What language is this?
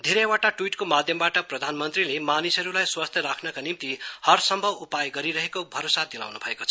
Nepali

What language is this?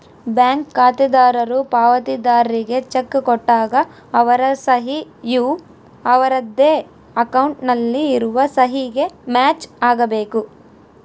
Kannada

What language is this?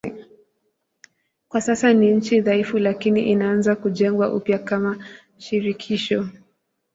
Swahili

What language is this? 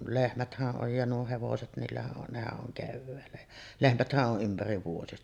Finnish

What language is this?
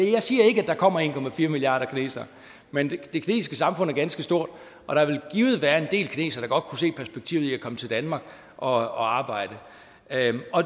Danish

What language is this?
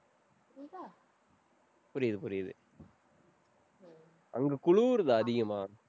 Tamil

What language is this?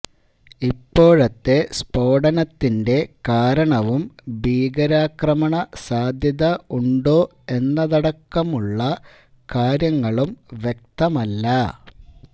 Malayalam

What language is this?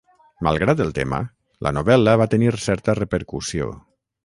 Catalan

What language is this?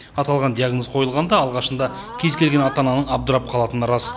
Kazakh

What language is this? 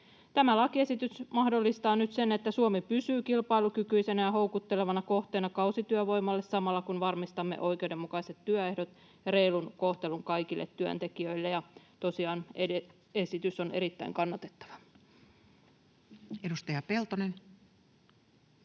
Finnish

